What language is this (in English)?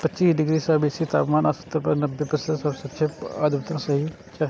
Maithili